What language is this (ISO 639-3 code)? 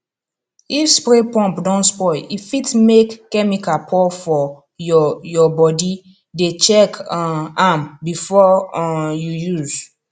pcm